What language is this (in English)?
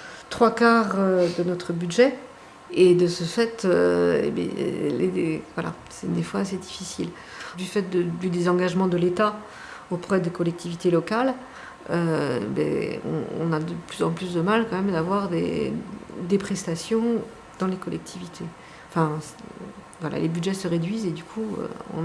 French